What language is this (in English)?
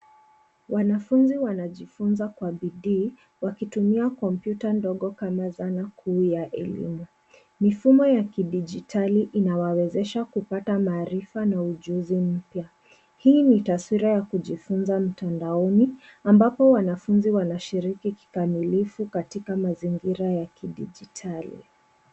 Swahili